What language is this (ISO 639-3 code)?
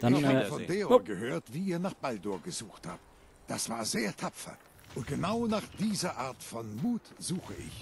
deu